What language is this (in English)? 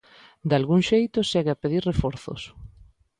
Galician